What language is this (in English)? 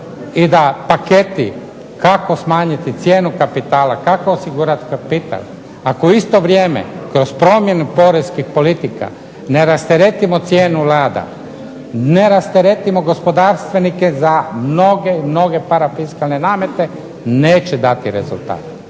Croatian